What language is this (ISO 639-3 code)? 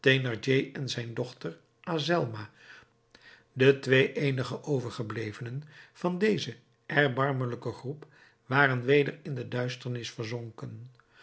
nld